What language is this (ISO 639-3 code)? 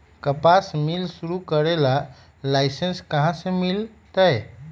mag